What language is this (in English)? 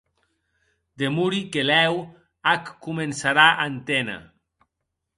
Occitan